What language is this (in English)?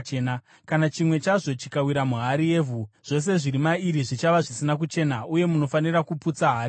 Shona